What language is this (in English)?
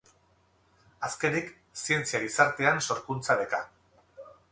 Basque